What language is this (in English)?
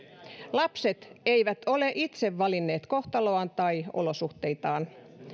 Finnish